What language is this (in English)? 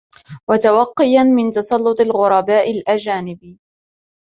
Arabic